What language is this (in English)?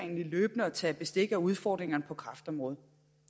Danish